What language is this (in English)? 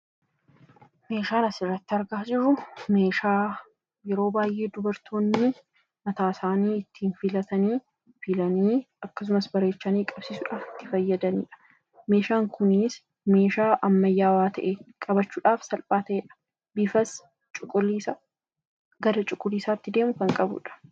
Oromo